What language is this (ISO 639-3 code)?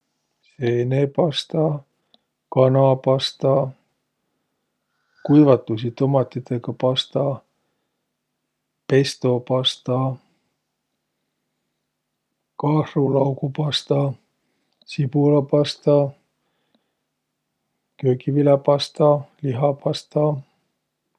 vro